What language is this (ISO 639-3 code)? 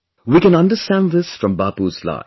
eng